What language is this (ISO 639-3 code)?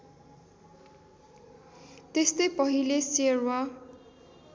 nep